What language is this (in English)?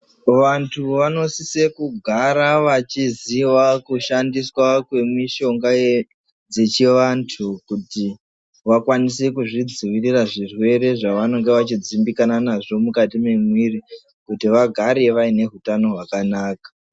Ndau